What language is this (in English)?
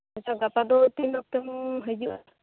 Santali